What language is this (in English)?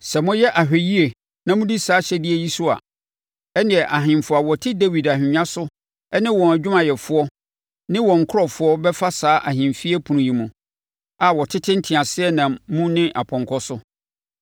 Akan